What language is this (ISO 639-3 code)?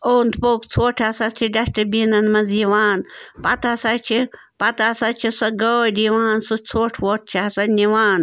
kas